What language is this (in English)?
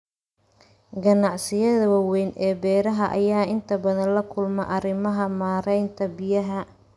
Somali